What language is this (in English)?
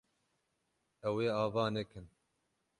Kurdish